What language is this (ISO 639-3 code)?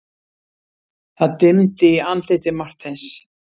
isl